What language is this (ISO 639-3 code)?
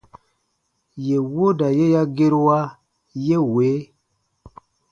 bba